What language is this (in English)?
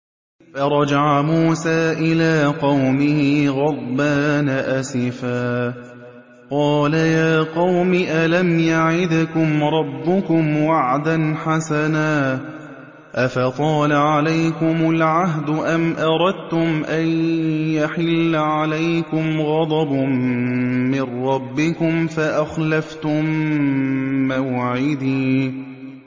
Arabic